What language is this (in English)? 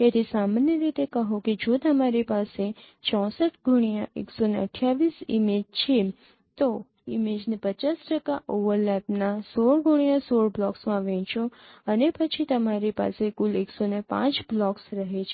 Gujarati